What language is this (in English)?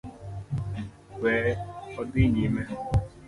Luo (Kenya and Tanzania)